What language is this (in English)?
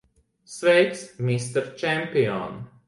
Latvian